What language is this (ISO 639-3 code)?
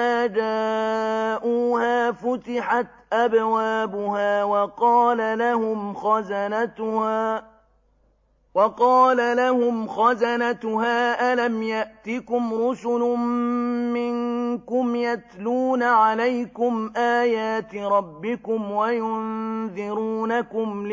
ara